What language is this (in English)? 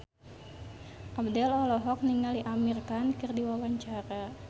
Sundanese